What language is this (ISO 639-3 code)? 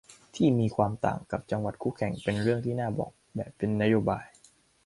tha